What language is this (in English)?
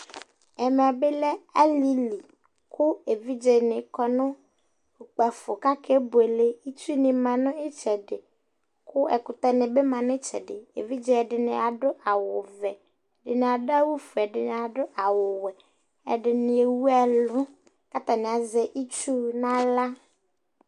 Ikposo